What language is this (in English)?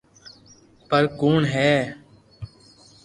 Loarki